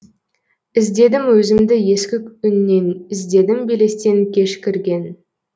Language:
Kazakh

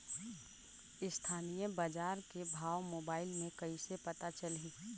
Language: Chhattisgarhi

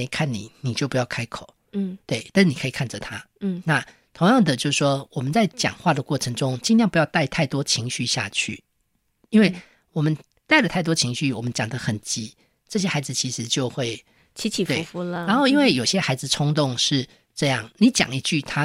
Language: Chinese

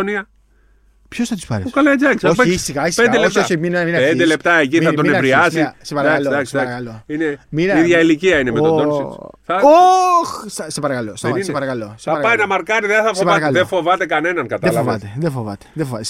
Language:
Greek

